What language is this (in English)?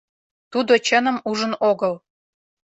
Mari